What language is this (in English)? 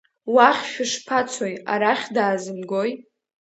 Abkhazian